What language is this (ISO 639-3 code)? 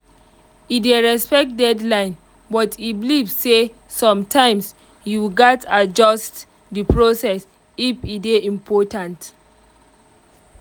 pcm